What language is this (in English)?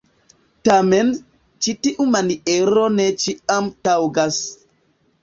Esperanto